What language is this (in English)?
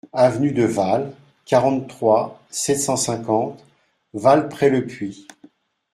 French